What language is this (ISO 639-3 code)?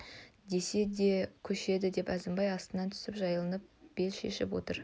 kaz